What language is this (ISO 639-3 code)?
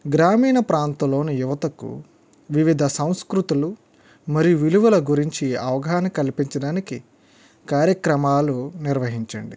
tel